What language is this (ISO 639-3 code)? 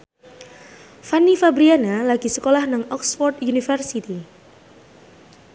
jav